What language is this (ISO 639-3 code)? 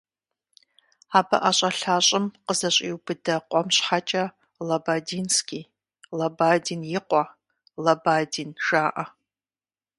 kbd